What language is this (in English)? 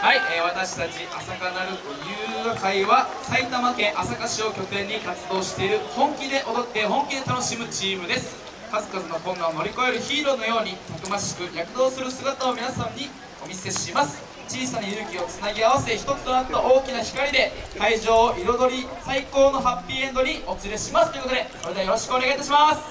Japanese